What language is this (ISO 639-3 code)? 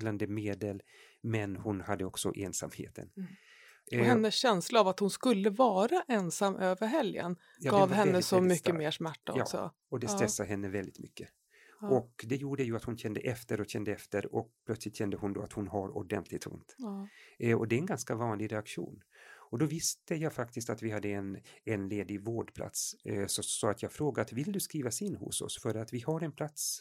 swe